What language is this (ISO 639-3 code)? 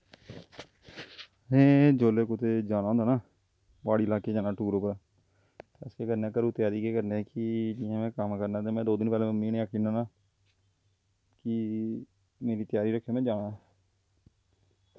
doi